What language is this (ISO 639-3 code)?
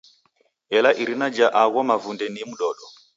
dav